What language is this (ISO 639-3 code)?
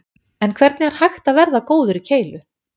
isl